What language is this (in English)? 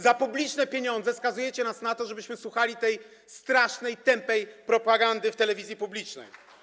Polish